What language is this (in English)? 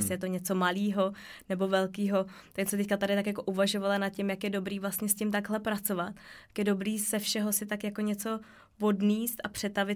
Czech